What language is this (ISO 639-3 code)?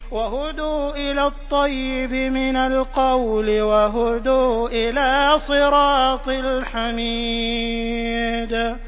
ara